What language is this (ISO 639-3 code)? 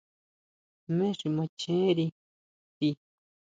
mau